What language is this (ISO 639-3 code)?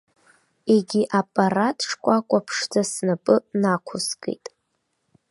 abk